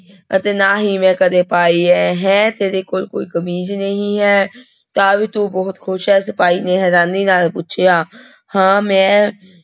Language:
Punjabi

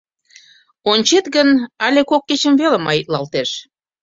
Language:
Mari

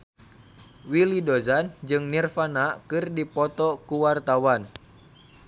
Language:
Sundanese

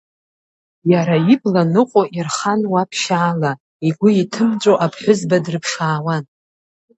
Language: Abkhazian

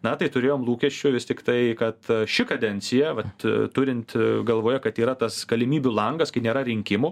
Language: Lithuanian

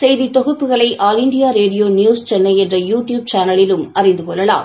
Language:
Tamil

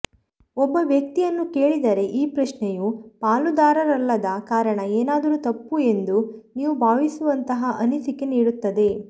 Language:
Kannada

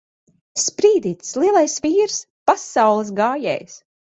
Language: Latvian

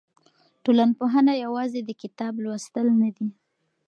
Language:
Pashto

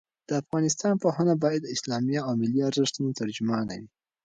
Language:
Pashto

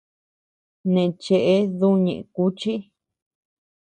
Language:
Tepeuxila Cuicatec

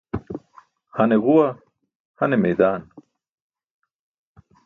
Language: Burushaski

